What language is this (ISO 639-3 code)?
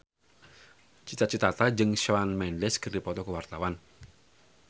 sun